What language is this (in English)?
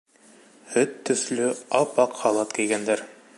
Bashkir